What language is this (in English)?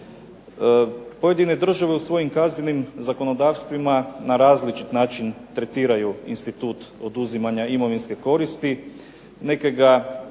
Croatian